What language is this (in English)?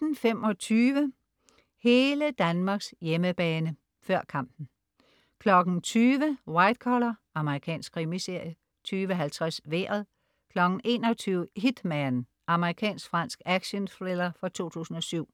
Danish